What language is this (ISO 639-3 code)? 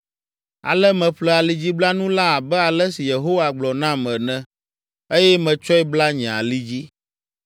ewe